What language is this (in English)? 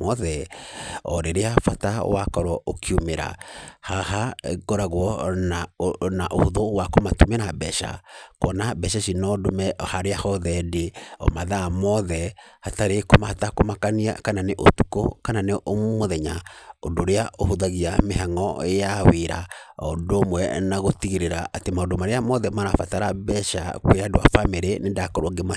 Kikuyu